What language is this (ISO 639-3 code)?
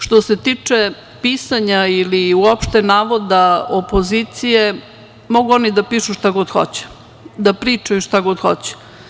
srp